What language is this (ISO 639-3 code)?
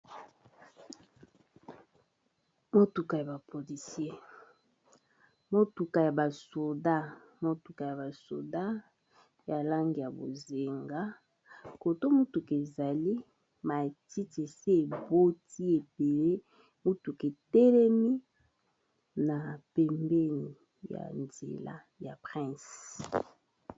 lin